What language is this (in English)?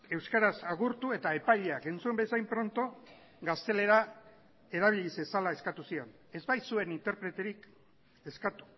Basque